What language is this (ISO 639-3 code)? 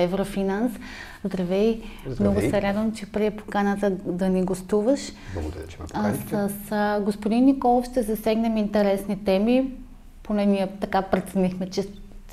bul